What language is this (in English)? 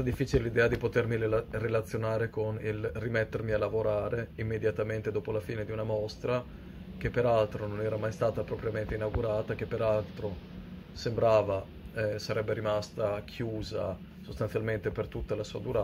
Italian